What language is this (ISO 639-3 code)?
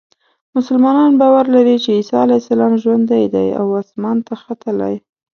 pus